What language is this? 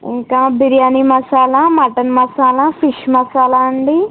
Telugu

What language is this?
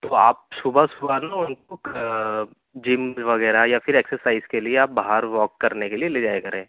Urdu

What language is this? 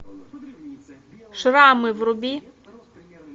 Russian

